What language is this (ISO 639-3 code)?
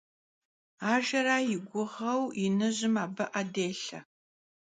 kbd